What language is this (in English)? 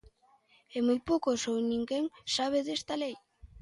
Galician